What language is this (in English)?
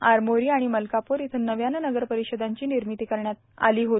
Marathi